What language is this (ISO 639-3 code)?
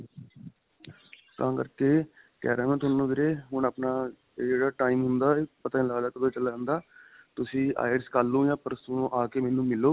pan